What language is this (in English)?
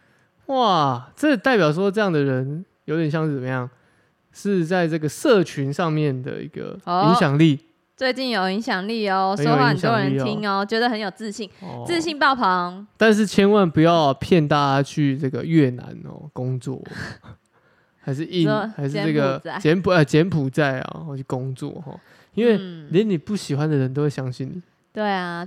Chinese